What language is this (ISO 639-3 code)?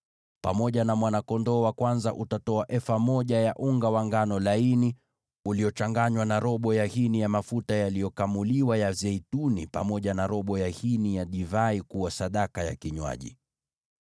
swa